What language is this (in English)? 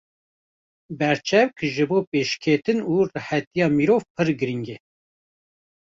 Kurdish